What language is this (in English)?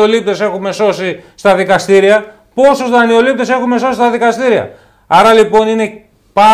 Greek